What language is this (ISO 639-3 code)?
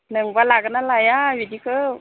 brx